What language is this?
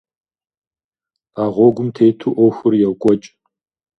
Kabardian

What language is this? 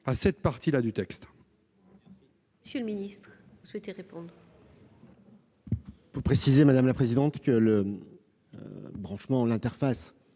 French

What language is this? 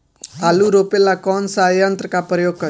Bhojpuri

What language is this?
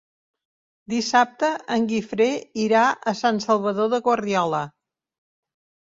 Catalan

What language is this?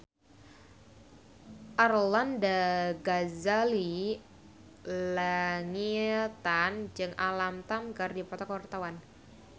Sundanese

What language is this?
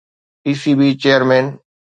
Sindhi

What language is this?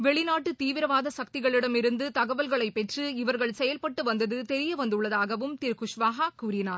Tamil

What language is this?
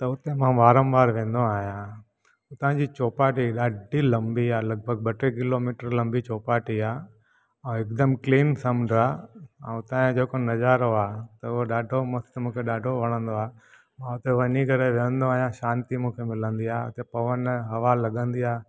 Sindhi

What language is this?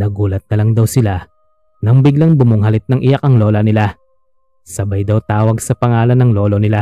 Filipino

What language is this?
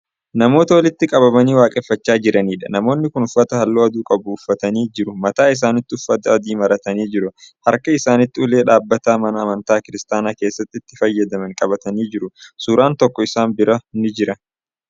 Oromo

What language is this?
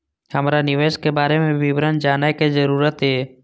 Maithili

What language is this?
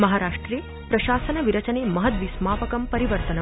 Sanskrit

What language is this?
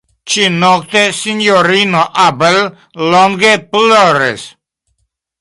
Esperanto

